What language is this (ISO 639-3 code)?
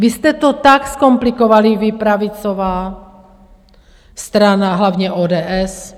ces